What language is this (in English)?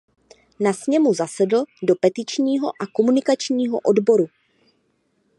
Czech